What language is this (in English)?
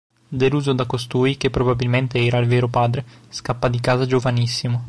Italian